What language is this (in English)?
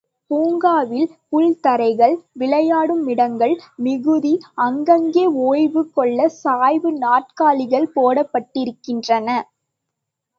Tamil